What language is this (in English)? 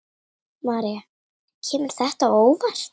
Icelandic